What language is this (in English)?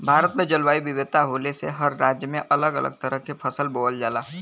Bhojpuri